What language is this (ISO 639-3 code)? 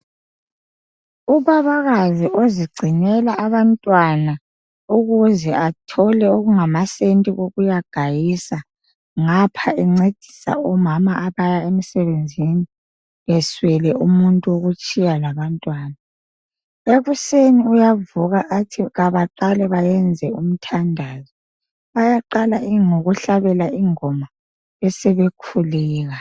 nde